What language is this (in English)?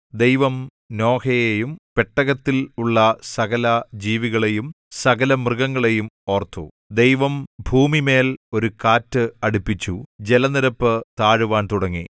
Malayalam